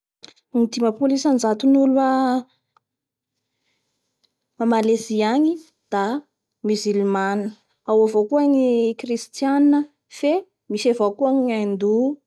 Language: Bara Malagasy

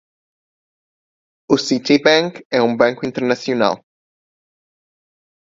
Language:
Portuguese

